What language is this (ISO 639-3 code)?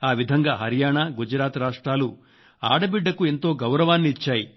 tel